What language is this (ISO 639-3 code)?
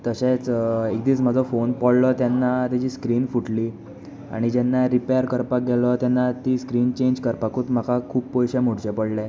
kok